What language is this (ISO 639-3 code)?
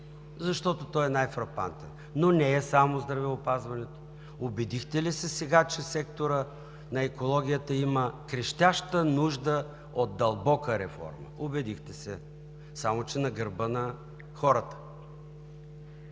bul